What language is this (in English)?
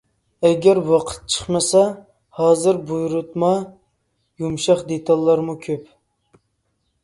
Uyghur